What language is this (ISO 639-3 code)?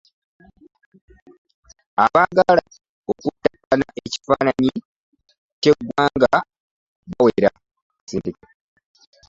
lug